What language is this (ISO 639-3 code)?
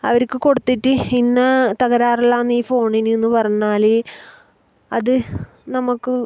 mal